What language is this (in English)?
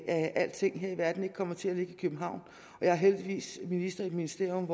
Danish